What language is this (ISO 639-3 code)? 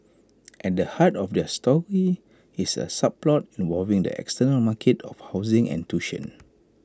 eng